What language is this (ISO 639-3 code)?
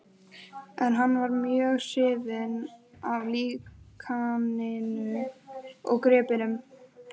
isl